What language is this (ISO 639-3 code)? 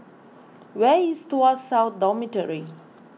eng